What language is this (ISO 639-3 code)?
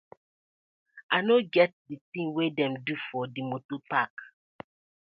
pcm